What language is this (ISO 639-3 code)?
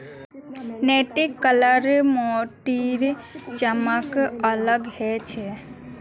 mag